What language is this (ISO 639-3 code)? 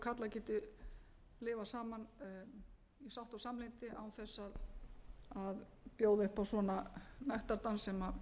isl